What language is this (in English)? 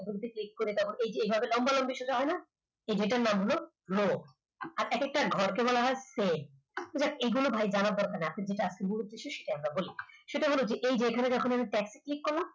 Bangla